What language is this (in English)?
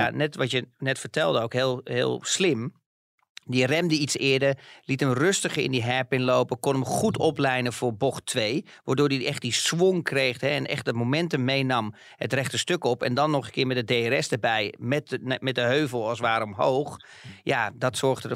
Dutch